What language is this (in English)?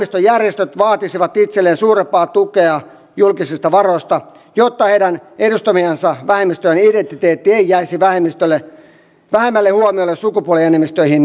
Finnish